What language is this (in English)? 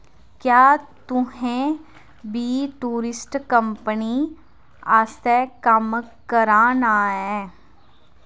Dogri